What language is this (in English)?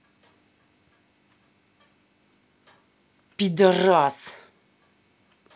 Russian